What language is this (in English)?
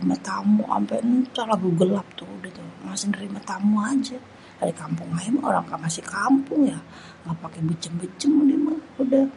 Betawi